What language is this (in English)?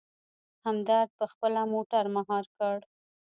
Pashto